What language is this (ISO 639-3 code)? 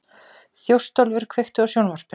isl